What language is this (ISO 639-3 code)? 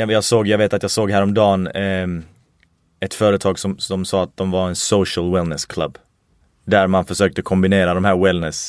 swe